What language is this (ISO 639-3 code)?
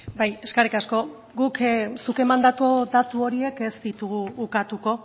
eus